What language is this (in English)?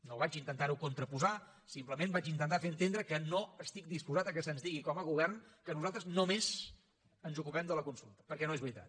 Catalan